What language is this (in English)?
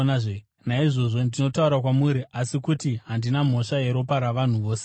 Shona